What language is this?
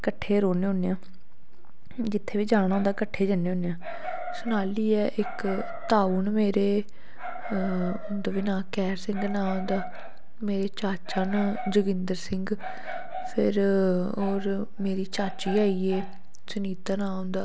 Dogri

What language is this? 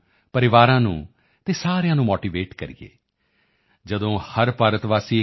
Punjabi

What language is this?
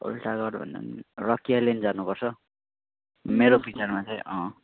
Nepali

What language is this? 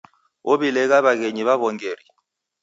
Taita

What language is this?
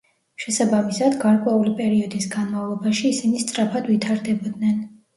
Georgian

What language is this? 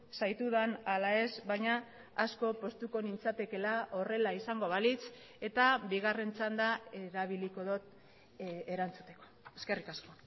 Basque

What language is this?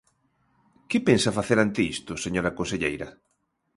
Galician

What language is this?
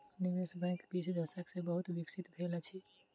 Maithili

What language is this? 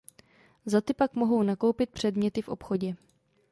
Czech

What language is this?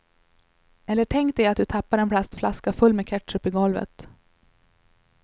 Swedish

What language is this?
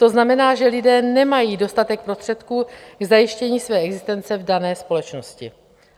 Czech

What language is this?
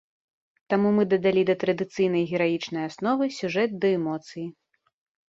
Belarusian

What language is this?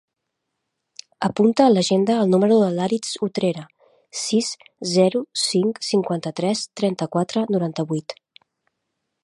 Catalan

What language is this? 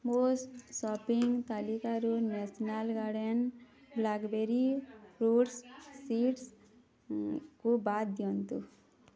Odia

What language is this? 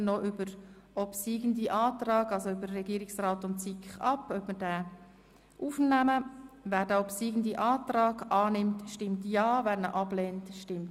Swiss German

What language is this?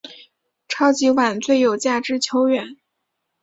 Chinese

